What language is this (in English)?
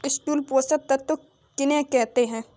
Hindi